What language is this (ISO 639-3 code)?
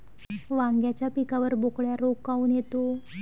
mar